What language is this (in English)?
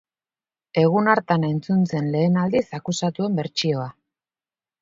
Basque